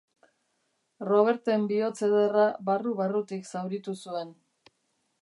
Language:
Basque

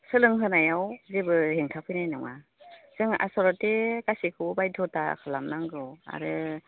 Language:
Bodo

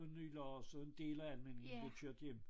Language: Danish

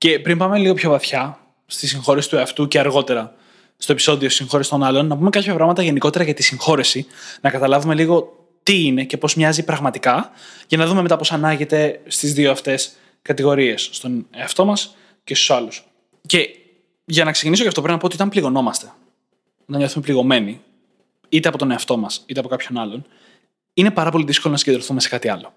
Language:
Greek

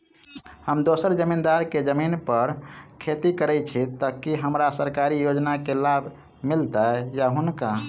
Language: Maithili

